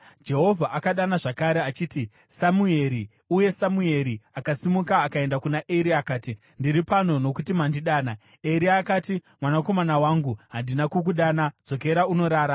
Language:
Shona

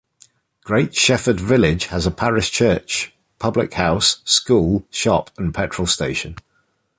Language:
English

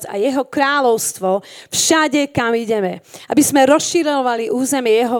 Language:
Slovak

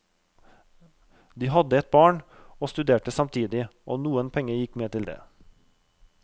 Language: Norwegian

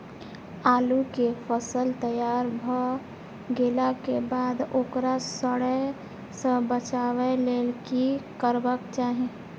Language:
Maithili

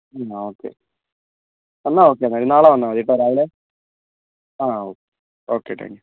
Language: Malayalam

